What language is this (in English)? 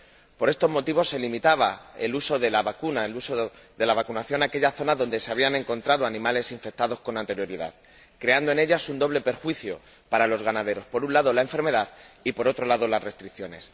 Spanish